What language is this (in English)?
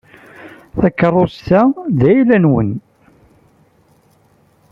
Kabyle